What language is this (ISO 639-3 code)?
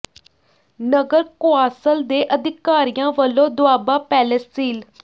pan